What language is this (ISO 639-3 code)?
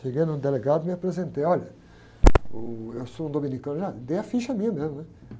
por